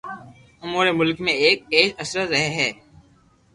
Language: Loarki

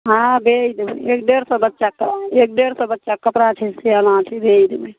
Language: Maithili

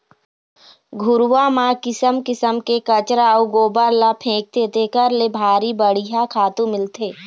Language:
Chhattisgarhi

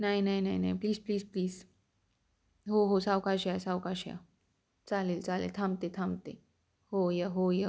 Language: Marathi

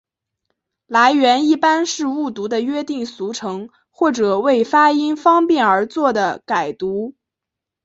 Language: Chinese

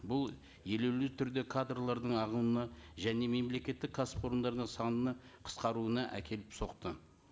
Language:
Kazakh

